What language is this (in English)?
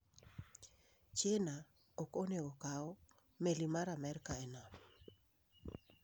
Luo (Kenya and Tanzania)